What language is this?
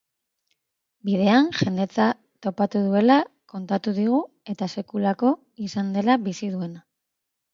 Basque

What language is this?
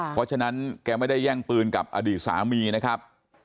Thai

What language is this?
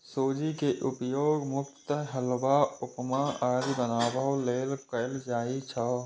Maithili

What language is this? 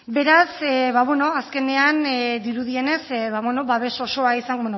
Basque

